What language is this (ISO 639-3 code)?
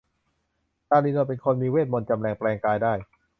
tha